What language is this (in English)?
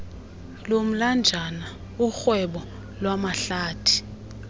Xhosa